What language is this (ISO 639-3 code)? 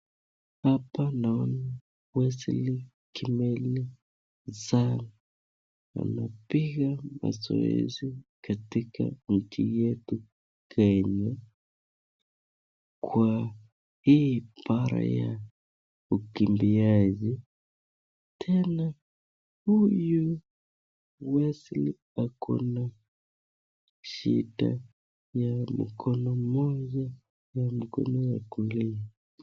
swa